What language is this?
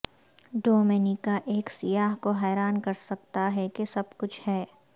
Urdu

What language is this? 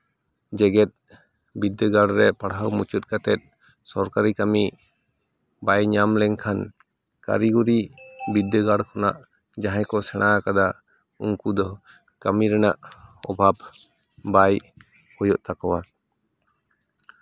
Santali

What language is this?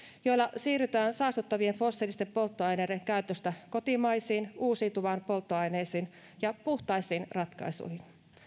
Finnish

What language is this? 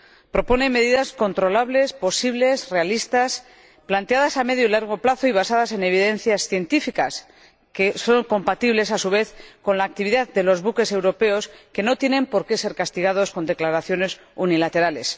Spanish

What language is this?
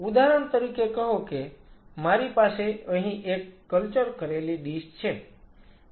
Gujarati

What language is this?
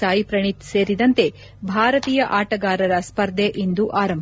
Kannada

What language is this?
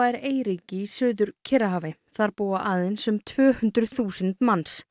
Icelandic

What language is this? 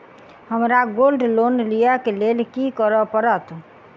Maithili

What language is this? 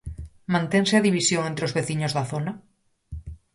Galician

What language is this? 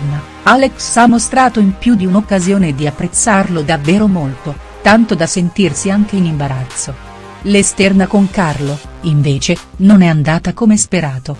Italian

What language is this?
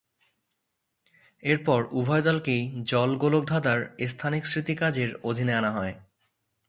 Bangla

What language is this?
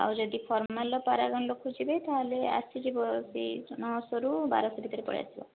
Odia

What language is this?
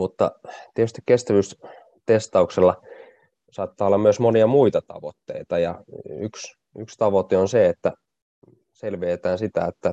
Finnish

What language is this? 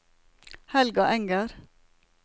Norwegian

